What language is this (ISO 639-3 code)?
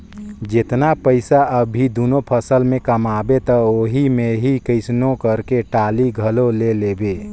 hne